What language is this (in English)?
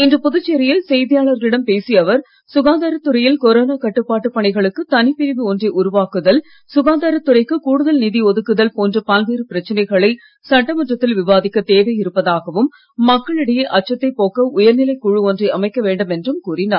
Tamil